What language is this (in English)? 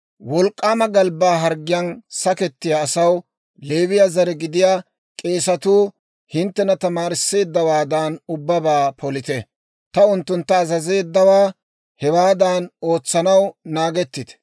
Dawro